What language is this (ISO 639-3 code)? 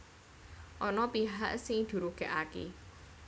jav